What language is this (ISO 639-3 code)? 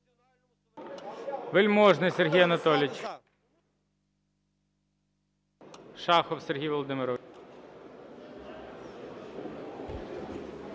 ukr